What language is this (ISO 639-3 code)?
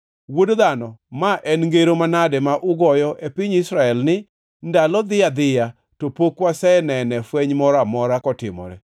luo